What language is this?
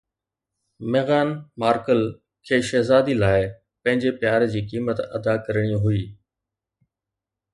Sindhi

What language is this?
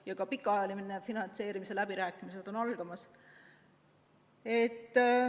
Estonian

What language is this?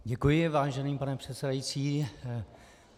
Czech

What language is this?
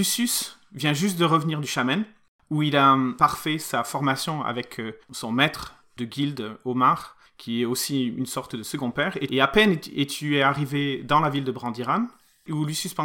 French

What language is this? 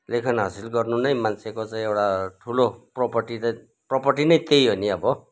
Nepali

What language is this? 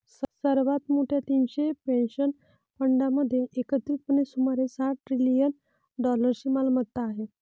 Marathi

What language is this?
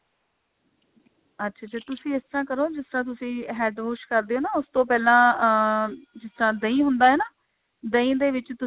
Punjabi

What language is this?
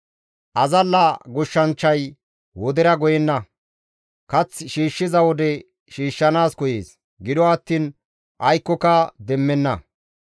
Gamo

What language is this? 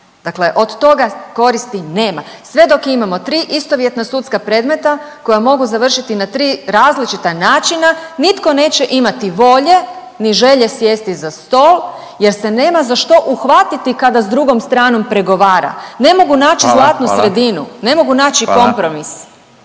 Croatian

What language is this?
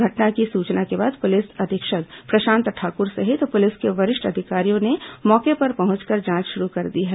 Hindi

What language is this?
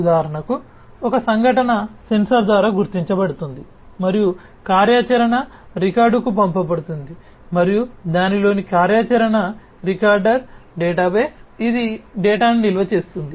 Telugu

